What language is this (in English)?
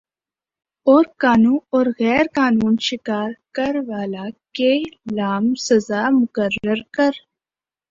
Urdu